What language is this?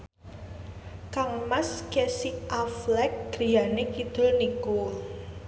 Javanese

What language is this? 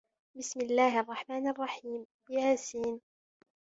Arabic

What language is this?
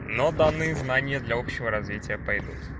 Russian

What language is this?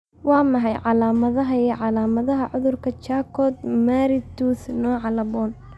Somali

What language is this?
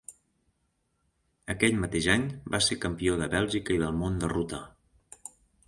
Catalan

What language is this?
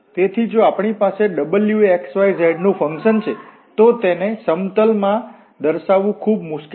Gujarati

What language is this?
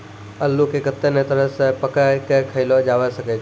Maithili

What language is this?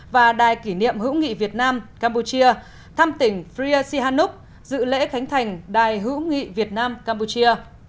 Vietnamese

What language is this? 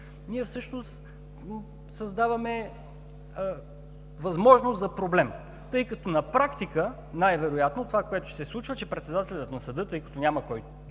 Bulgarian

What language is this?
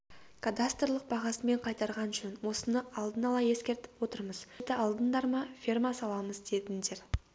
Kazakh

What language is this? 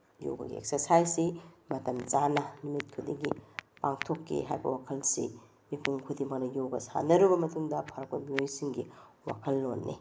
Manipuri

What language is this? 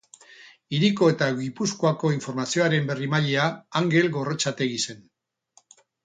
Basque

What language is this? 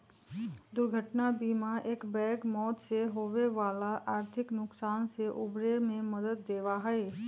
Magahi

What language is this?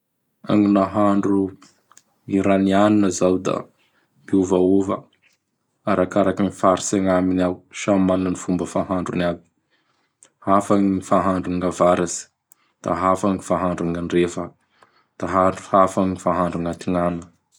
Bara Malagasy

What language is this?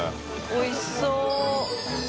Japanese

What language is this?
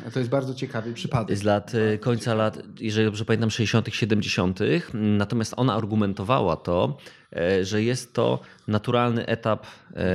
Polish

